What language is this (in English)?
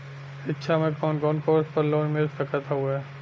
Bhojpuri